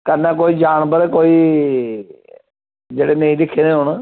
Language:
Dogri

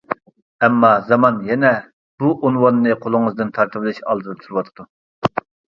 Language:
Uyghur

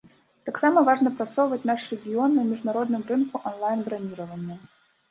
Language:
Belarusian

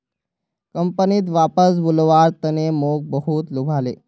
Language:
Magahi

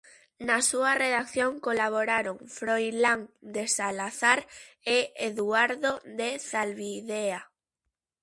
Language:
Galician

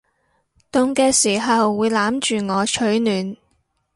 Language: Cantonese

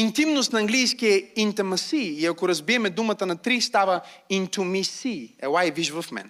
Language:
Bulgarian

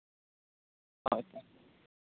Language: Santali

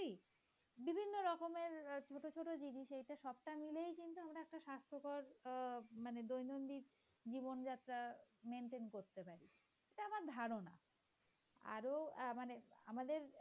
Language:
Bangla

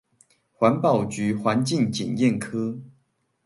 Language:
Chinese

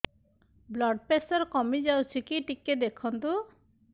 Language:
Odia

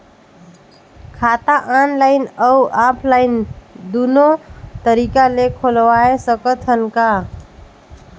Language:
Chhattisgarhi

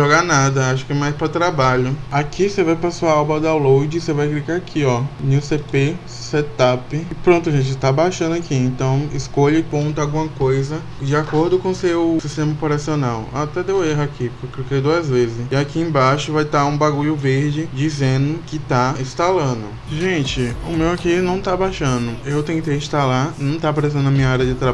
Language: Portuguese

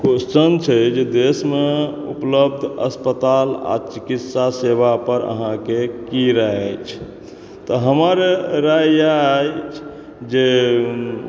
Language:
Maithili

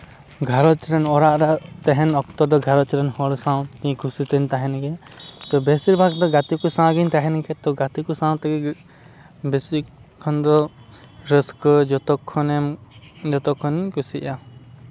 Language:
Santali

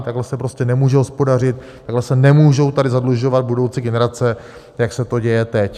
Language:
Czech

